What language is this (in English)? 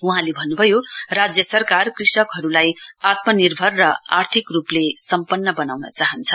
Nepali